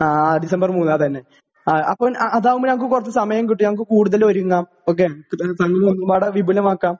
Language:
Malayalam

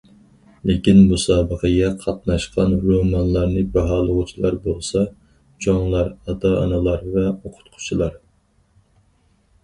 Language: Uyghur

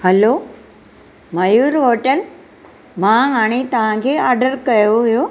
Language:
Sindhi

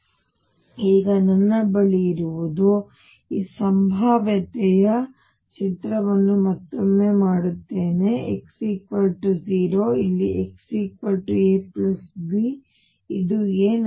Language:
Kannada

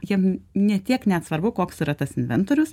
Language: Lithuanian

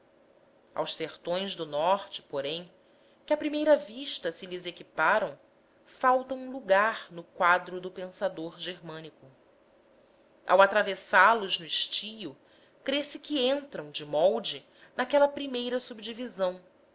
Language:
Portuguese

